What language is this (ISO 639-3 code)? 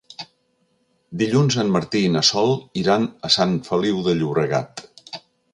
cat